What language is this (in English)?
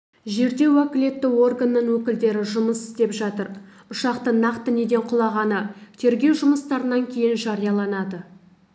Kazakh